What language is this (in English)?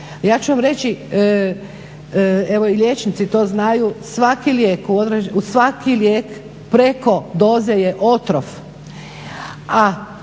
Croatian